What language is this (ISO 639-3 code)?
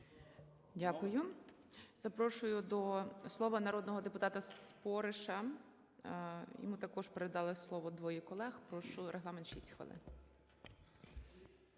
ukr